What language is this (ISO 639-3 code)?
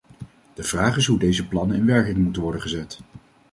nld